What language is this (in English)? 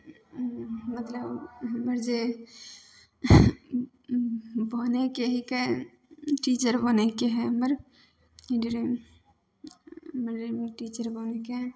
Maithili